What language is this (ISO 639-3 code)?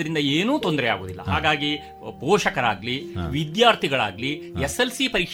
kan